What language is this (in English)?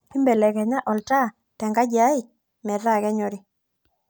Masai